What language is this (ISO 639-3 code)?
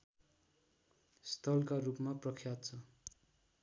nep